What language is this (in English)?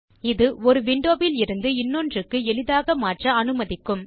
Tamil